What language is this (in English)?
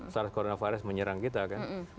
Indonesian